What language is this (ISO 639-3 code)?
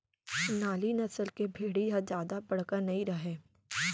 hne